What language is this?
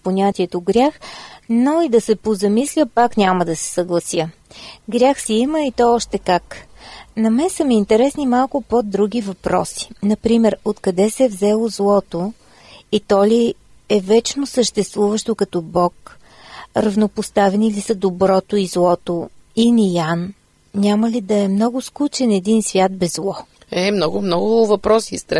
Bulgarian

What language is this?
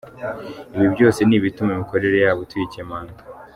Kinyarwanda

